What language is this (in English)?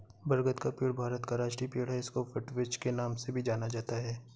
Hindi